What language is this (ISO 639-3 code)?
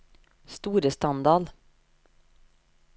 nor